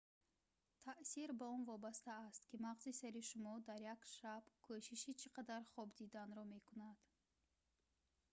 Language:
Tajik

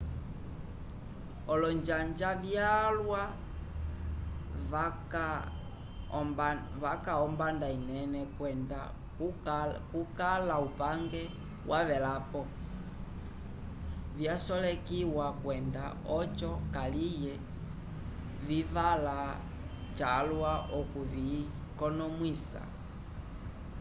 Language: Umbundu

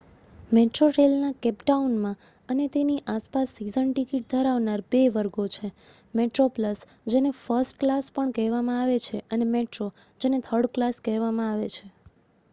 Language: Gujarati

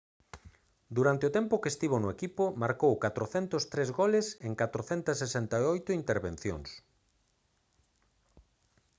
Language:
Galician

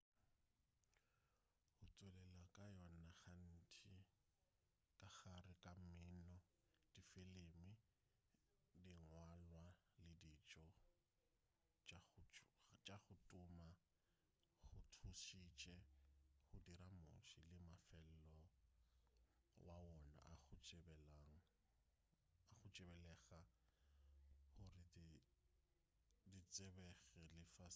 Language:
Northern Sotho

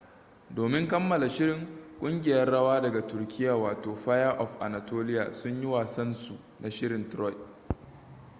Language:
Hausa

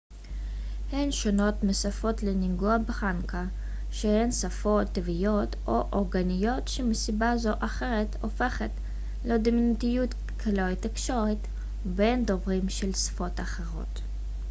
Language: Hebrew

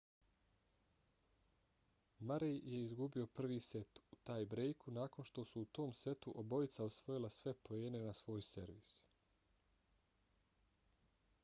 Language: Bosnian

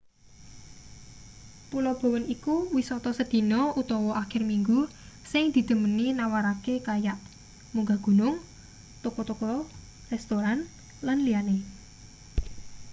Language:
Javanese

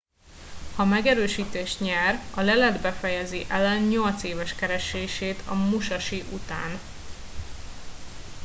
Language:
Hungarian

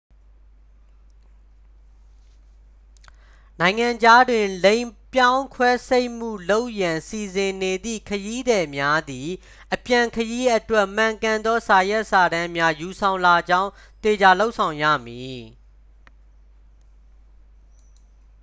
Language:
Burmese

